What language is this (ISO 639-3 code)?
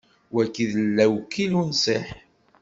kab